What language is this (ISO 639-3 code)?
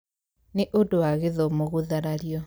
kik